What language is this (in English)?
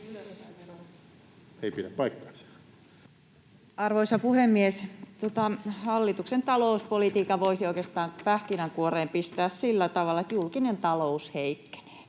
Finnish